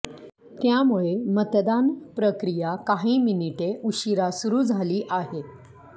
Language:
Marathi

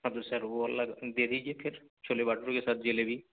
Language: Urdu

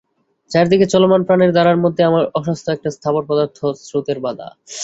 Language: Bangla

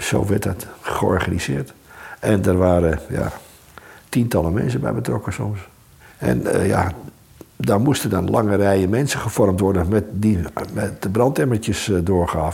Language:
Dutch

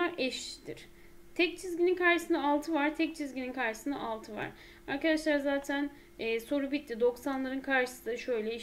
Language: Turkish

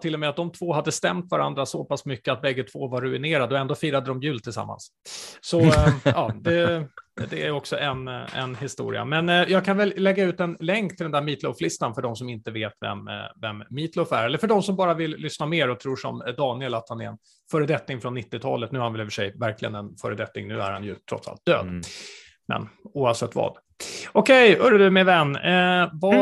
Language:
Swedish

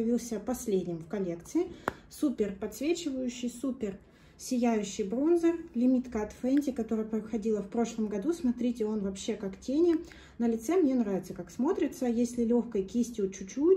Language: Russian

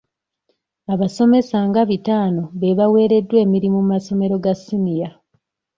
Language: Ganda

